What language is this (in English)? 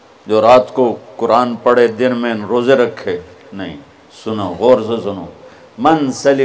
Urdu